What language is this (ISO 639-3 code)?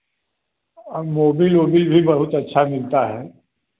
hin